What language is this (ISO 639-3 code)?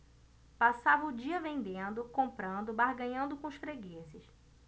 por